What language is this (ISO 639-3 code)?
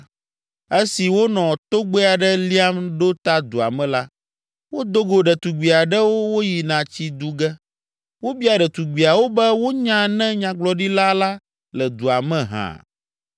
ewe